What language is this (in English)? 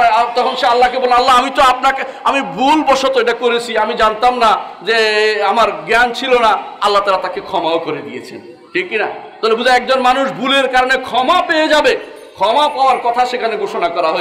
Indonesian